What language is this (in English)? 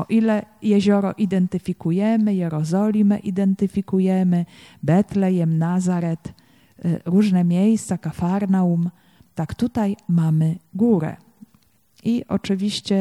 Polish